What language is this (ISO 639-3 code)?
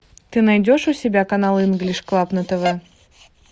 rus